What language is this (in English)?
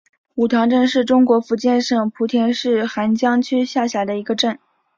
Chinese